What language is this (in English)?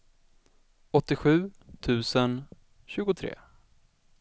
Swedish